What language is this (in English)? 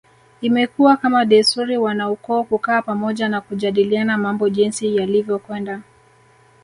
Swahili